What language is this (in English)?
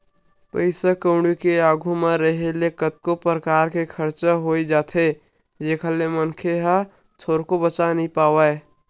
Chhattisgarhi